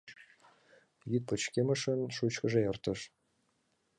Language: Mari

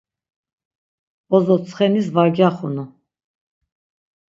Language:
Laz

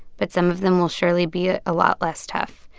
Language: English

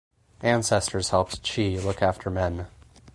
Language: English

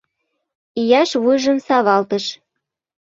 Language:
Mari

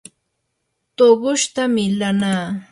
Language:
Yanahuanca Pasco Quechua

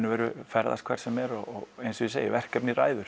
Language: Icelandic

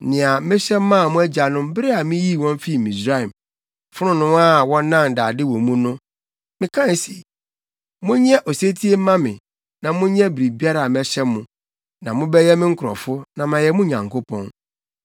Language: Akan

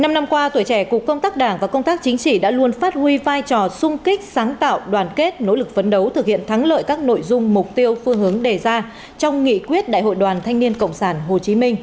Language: Vietnamese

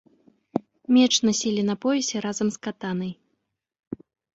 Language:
Belarusian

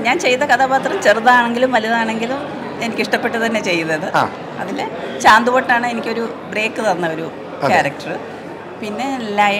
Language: Malayalam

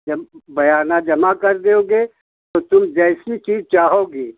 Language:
Hindi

